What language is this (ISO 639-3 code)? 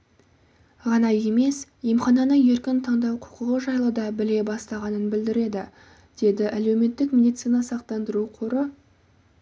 kaz